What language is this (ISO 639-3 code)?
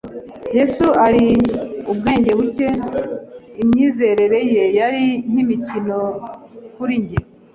kin